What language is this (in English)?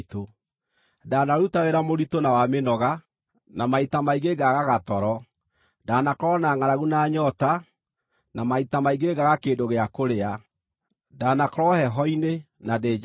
Kikuyu